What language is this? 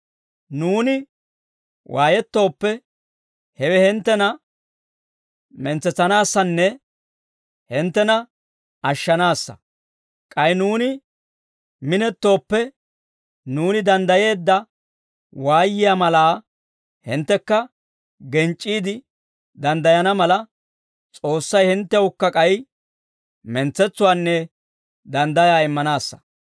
Dawro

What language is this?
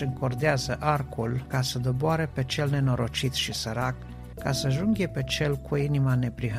Romanian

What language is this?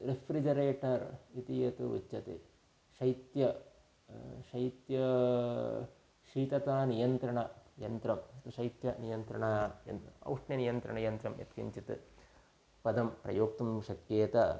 Sanskrit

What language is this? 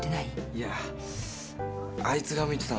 Japanese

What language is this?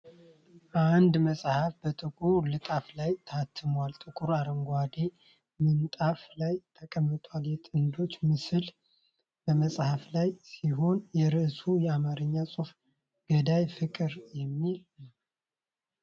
Amharic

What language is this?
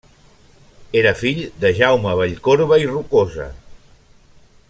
Catalan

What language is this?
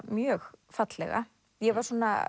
Icelandic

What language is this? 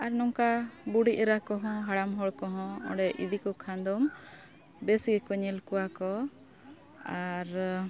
Santali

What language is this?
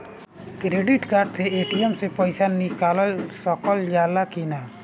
Bhojpuri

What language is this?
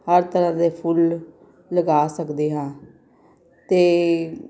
Punjabi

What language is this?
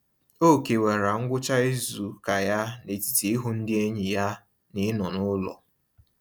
Igbo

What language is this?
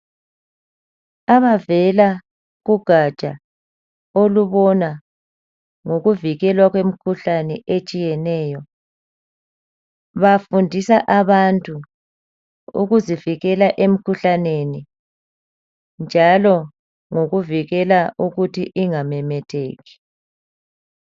North Ndebele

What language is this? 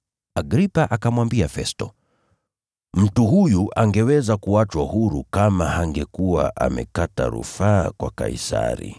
Swahili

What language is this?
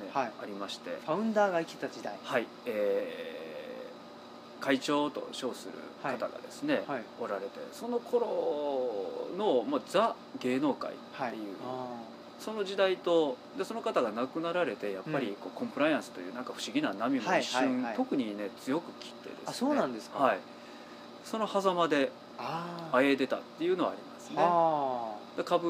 Japanese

